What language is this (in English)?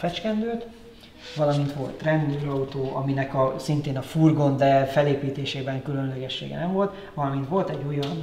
Hungarian